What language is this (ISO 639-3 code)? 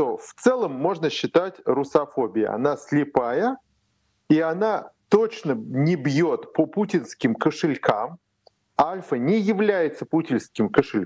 rus